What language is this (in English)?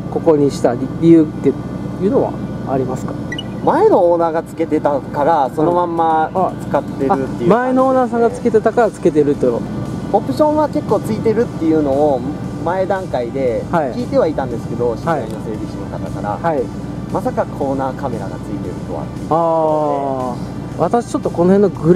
Japanese